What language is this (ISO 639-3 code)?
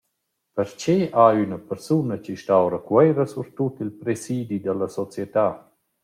roh